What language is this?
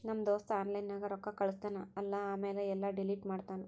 Kannada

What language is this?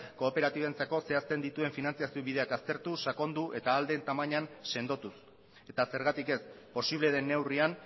Basque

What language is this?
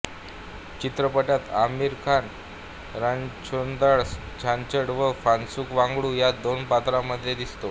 Marathi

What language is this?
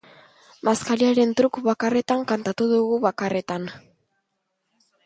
Basque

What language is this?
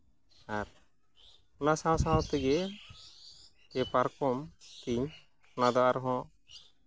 Santali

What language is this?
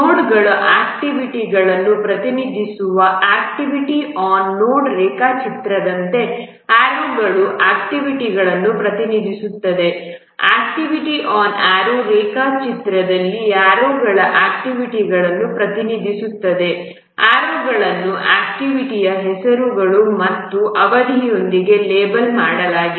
Kannada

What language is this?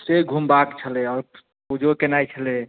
Maithili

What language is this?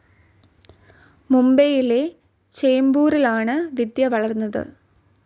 Malayalam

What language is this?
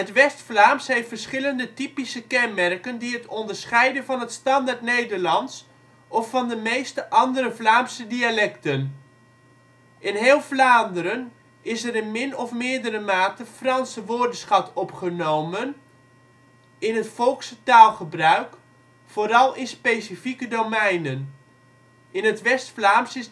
Dutch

